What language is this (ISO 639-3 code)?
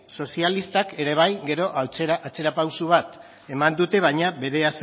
eus